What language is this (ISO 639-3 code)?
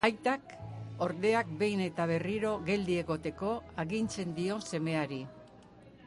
eus